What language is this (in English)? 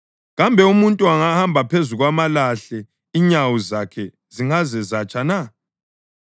North Ndebele